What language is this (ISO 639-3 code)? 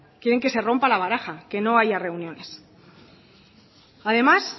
spa